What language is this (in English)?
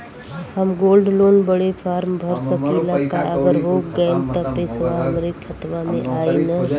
Bhojpuri